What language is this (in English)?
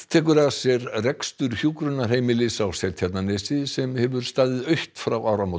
Icelandic